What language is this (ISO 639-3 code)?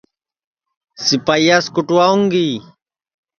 ssi